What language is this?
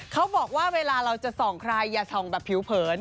Thai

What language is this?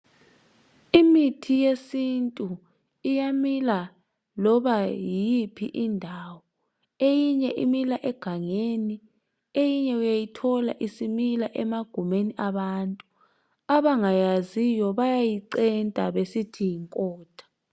North Ndebele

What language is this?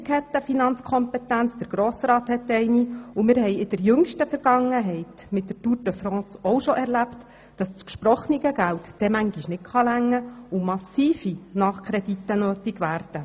Swiss German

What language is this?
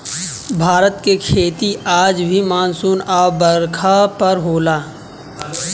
Bhojpuri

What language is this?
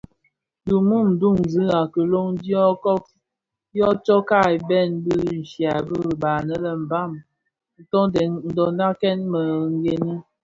Bafia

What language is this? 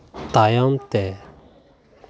Santali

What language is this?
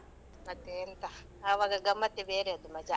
Kannada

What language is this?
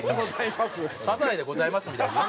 Japanese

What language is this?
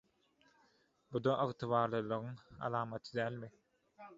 Turkmen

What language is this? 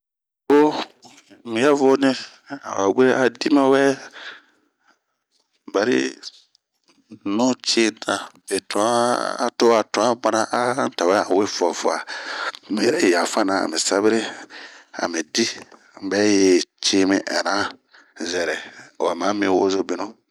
Bomu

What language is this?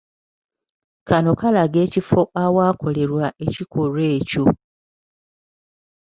Ganda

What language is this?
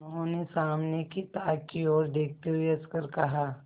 Hindi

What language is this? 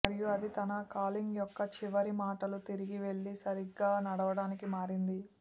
Telugu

